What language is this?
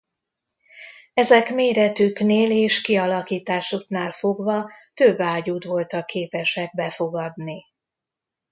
Hungarian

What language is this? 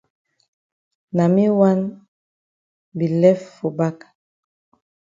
Cameroon Pidgin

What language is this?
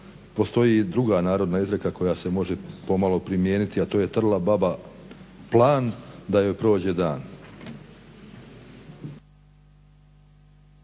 Croatian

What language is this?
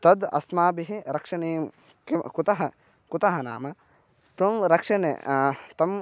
Sanskrit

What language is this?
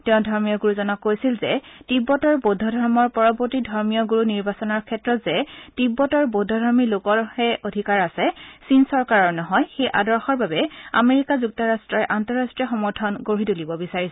Assamese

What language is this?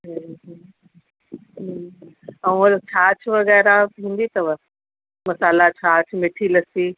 Sindhi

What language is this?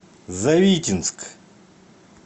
Russian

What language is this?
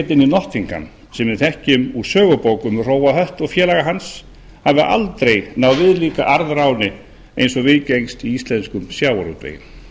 Icelandic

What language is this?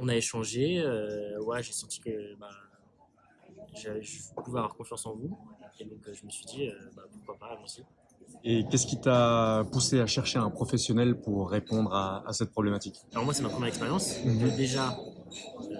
French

